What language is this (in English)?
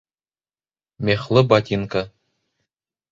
Bashkir